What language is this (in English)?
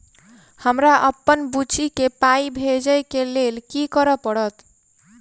Maithili